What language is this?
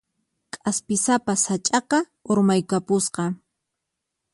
Puno Quechua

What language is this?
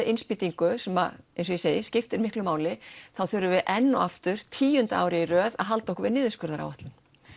Icelandic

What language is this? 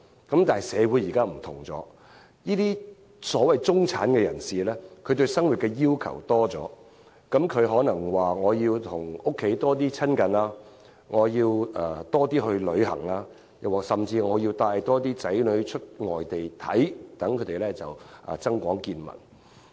Cantonese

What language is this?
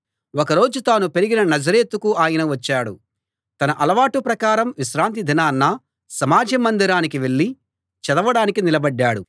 Telugu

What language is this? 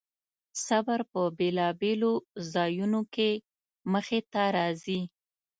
Pashto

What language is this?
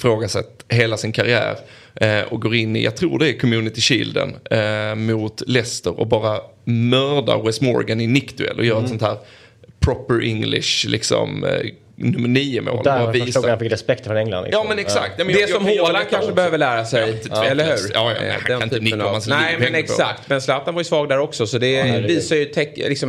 Swedish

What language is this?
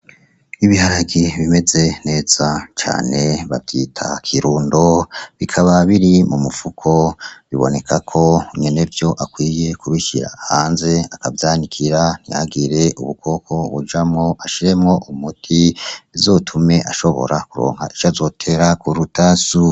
Rundi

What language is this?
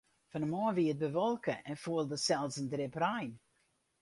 Western Frisian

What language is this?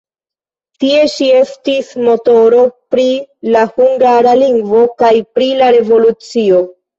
Esperanto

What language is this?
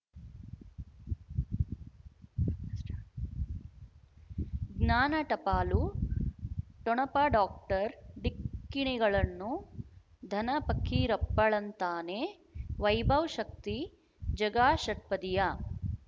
Kannada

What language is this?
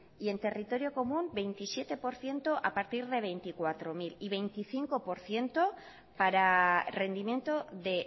Spanish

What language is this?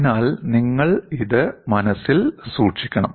Malayalam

